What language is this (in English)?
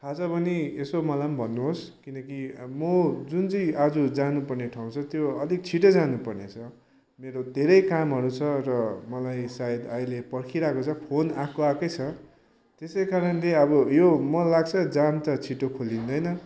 Nepali